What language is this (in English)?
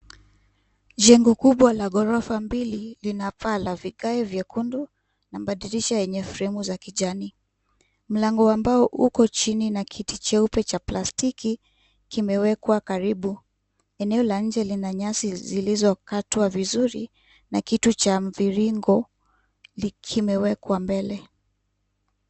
Swahili